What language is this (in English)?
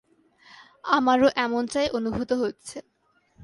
Bangla